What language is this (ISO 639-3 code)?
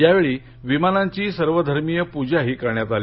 mar